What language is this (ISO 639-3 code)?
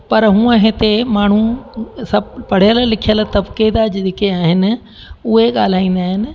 snd